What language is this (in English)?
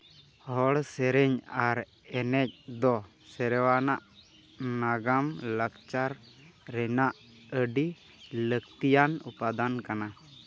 Santali